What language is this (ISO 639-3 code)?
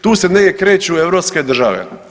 hrv